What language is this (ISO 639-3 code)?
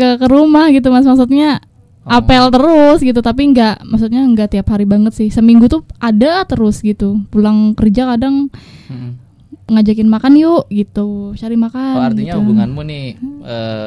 ind